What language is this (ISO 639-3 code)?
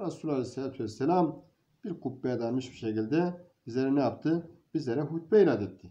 tur